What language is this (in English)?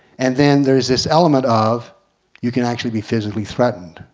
English